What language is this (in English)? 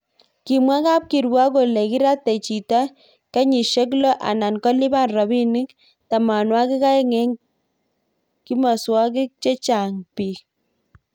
Kalenjin